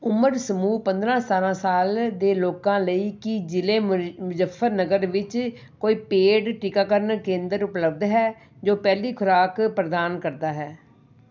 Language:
Punjabi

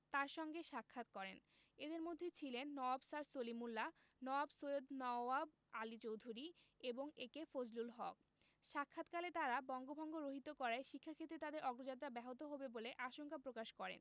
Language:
Bangla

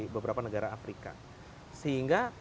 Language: Indonesian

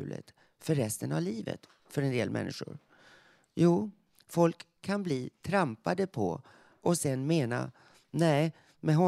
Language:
Swedish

